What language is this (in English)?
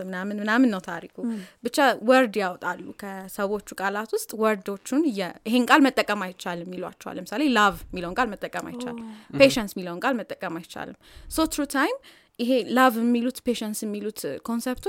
Amharic